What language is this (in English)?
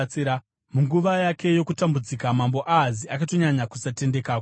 Shona